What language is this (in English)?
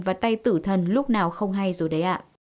Vietnamese